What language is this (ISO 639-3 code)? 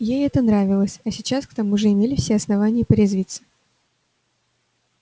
rus